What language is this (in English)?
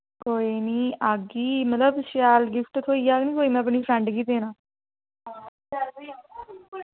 Dogri